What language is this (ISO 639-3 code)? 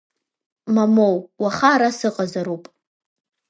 abk